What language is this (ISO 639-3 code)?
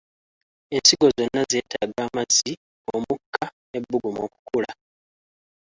lug